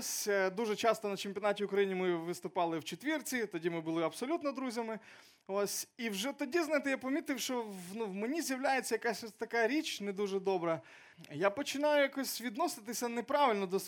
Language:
Ukrainian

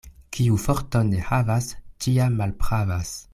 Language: Esperanto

